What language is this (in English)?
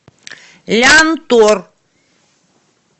Russian